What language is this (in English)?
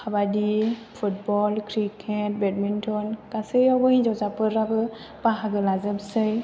Bodo